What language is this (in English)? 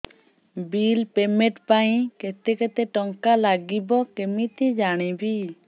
Odia